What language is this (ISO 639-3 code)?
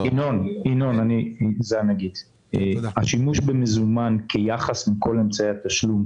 heb